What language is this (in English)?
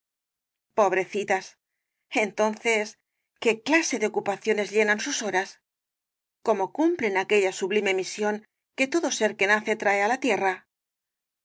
Spanish